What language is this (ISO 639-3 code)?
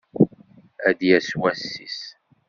kab